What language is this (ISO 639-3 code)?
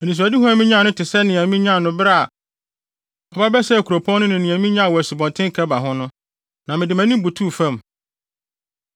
aka